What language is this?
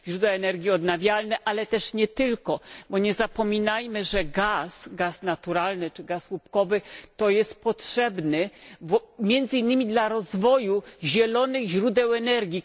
Polish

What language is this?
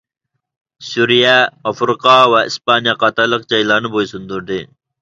Uyghur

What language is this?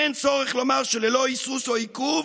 Hebrew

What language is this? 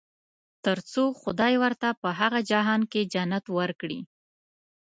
Pashto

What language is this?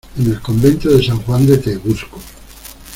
Spanish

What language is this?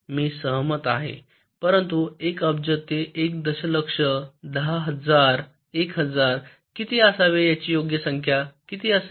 Marathi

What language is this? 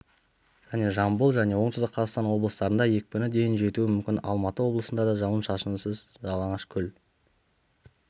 Kazakh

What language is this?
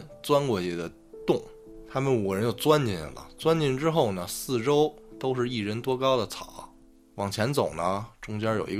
Chinese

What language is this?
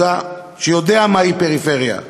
Hebrew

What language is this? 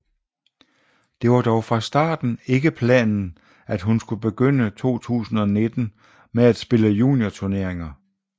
Danish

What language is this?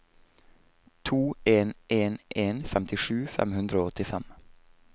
Norwegian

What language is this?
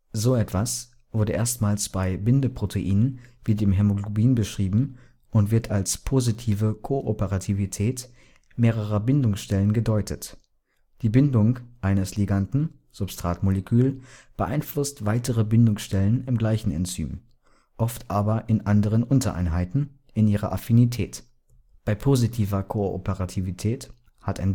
German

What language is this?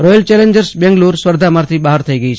Gujarati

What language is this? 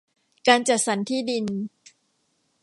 Thai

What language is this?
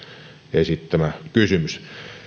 Finnish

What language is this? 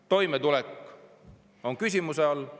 Estonian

